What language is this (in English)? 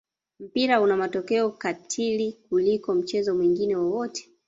Swahili